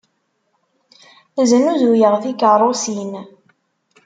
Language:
Kabyle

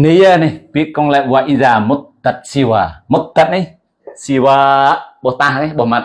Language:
Indonesian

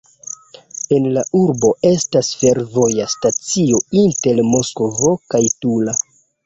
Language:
Esperanto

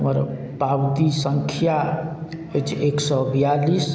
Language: Maithili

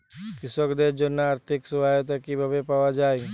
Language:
Bangla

